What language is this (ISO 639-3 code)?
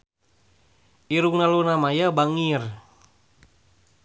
sun